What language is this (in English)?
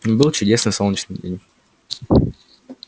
Russian